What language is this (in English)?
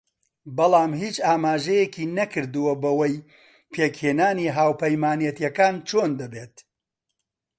Central Kurdish